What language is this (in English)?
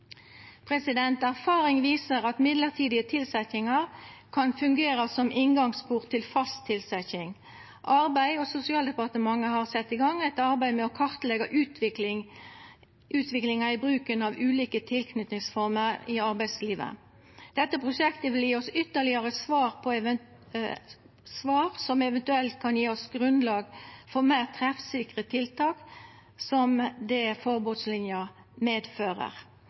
Norwegian Nynorsk